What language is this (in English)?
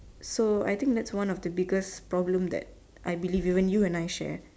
English